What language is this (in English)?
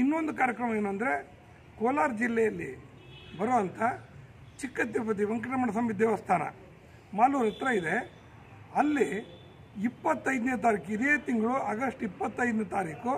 Hindi